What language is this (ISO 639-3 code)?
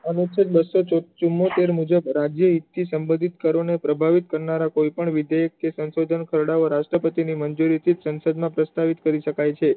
guj